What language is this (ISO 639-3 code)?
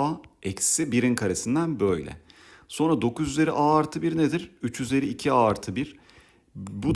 tur